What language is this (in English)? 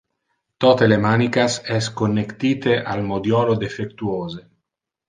Interlingua